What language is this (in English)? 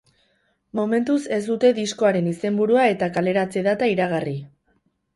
Basque